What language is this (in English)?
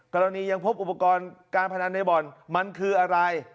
Thai